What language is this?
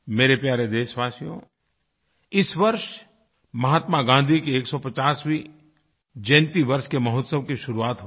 Hindi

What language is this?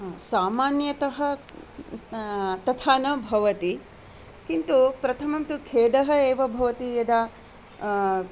Sanskrit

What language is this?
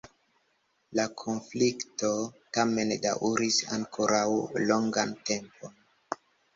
Esperanto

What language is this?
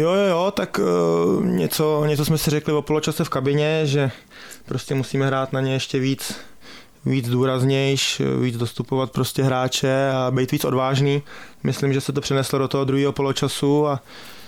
Czech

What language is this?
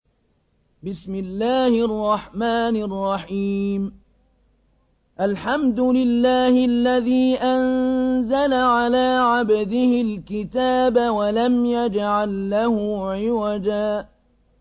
Arabic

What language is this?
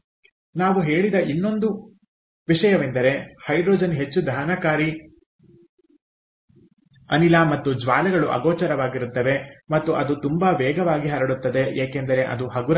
Kannada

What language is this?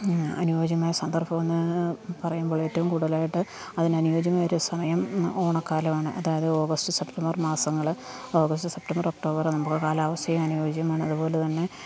Malayalam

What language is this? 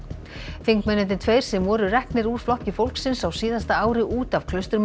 Icelandic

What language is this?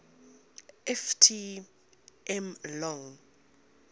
English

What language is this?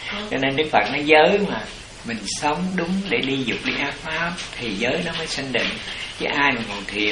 Vietnamese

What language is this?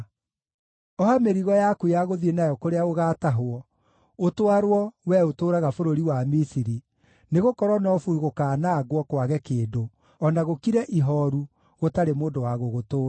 Kikuyu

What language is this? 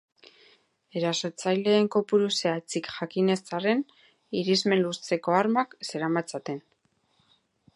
Basque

